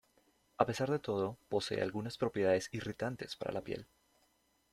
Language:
Spanish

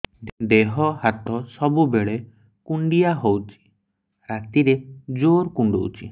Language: Odia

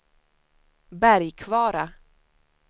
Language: Swedish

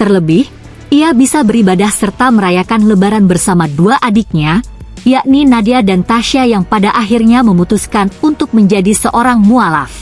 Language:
Indonesian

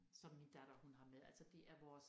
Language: Danish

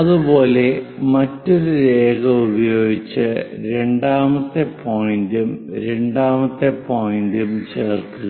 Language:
Malayalam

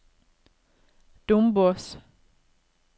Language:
Norwegian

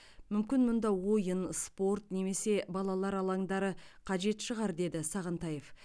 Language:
Kazakh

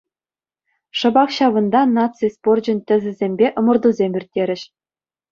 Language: Chuvash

